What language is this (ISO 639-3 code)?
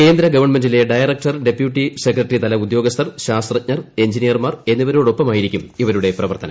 mal